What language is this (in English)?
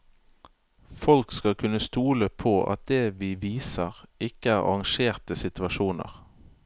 Norwegian